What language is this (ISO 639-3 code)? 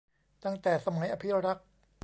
tha